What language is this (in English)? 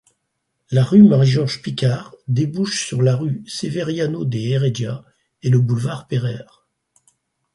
French